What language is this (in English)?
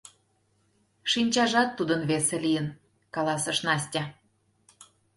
Mari